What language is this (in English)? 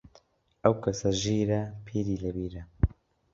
Central Kurdish